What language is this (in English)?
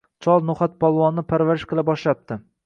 Uzbek